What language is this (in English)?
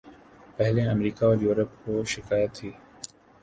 Urdu